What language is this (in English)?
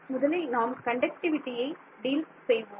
Tamil